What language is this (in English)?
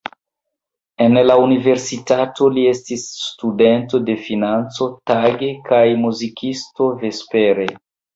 Esperanto